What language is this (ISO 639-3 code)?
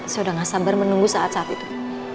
ind